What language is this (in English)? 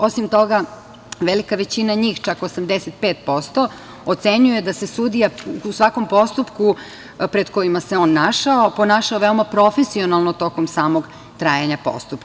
Serbian